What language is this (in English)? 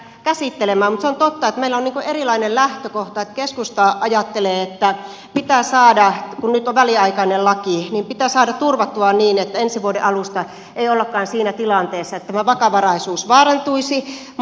Finnish